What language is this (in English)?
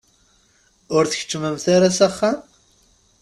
Kabyle